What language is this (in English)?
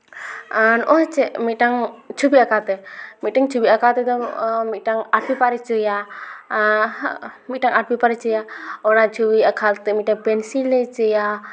Santali